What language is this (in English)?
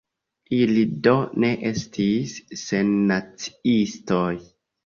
Esperanto